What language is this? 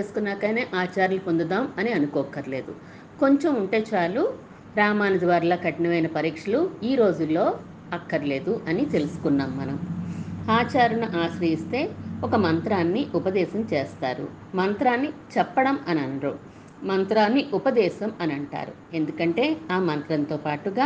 Telugu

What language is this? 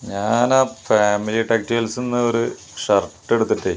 Malayalam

